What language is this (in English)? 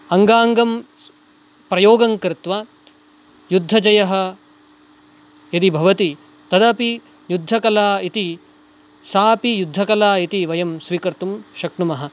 Sanskrit